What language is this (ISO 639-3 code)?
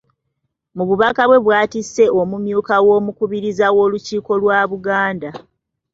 lug